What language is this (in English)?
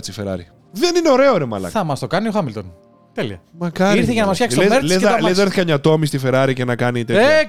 Greek